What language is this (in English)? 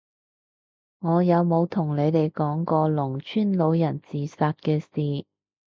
Cantonese